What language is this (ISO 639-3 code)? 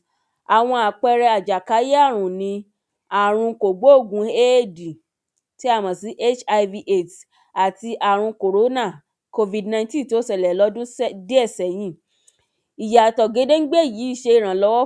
yor